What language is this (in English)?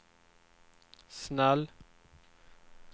Swedish